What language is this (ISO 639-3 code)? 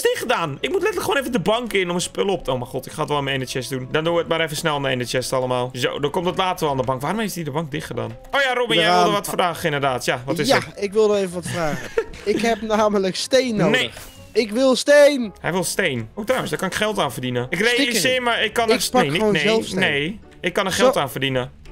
nld